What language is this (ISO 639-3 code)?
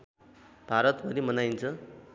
nep